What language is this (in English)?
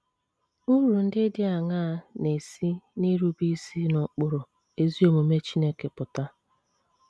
Igbo